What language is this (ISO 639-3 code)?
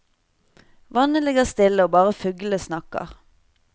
nor